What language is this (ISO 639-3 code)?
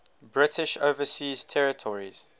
eng